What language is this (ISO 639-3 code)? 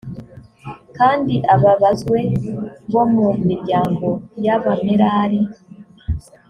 kin